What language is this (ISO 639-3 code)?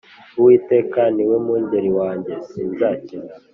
kin